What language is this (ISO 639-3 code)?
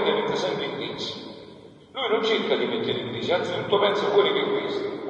ita